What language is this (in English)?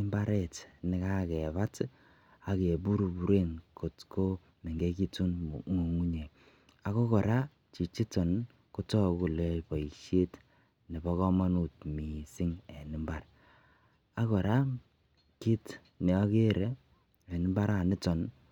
Kalenjin